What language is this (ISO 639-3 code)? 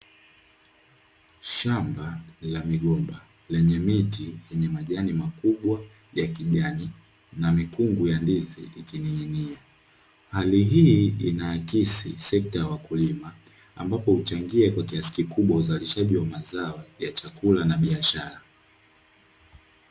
swa